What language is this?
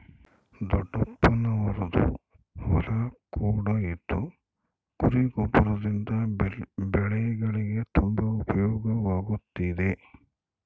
Kannada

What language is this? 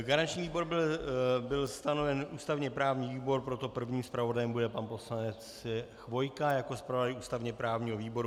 Czech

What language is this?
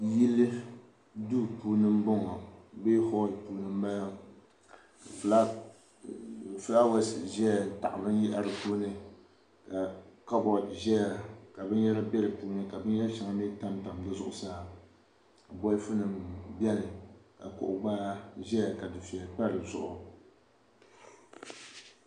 Dagbani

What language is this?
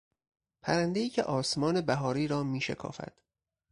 Persian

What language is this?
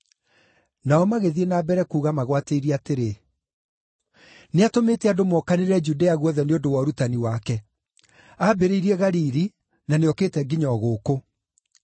Kikuyu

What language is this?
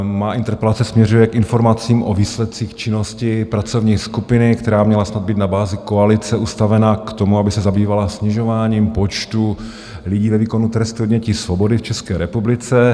Czech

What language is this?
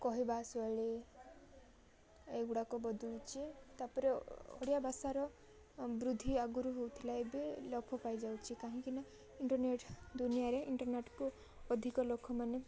Odia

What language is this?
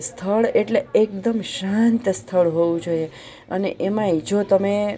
Gujarati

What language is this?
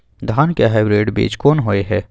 Maithili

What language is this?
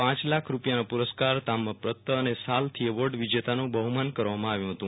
Gujarati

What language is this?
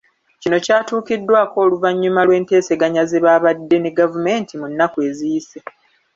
Ganda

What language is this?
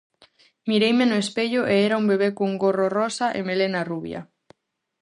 Galician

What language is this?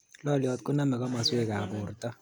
Kalenjin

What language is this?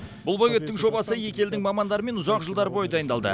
Kazakh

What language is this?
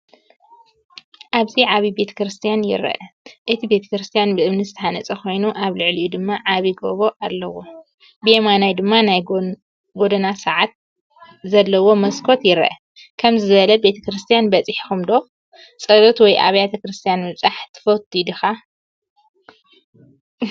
Tigrinya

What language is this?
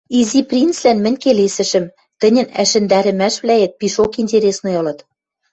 Western Mari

